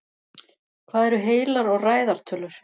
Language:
Icelandic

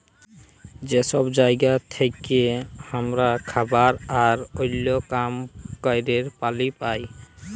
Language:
Bangla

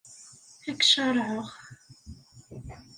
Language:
Kabyle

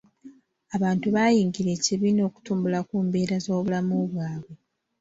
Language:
Ganda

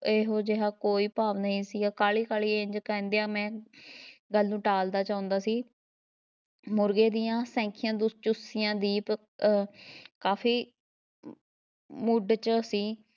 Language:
Punjabi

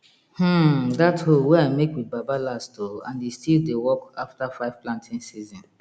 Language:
Nigerian Pidgin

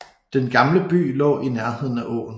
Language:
Danish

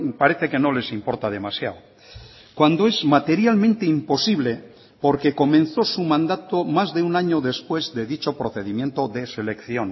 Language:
Spanish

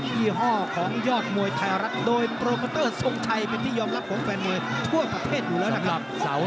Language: Thai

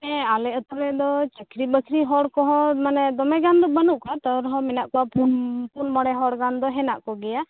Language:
Santali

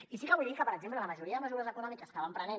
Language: Catalan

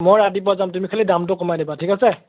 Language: Assamese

